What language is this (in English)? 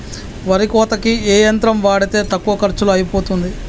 Telugu